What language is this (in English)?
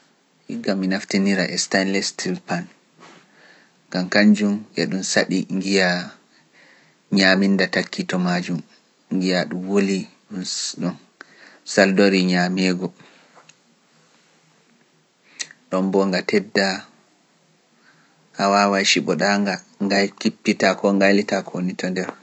Pular